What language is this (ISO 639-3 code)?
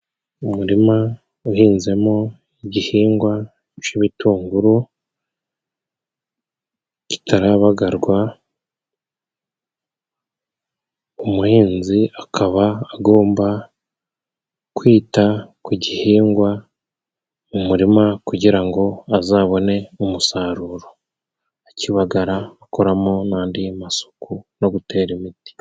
kin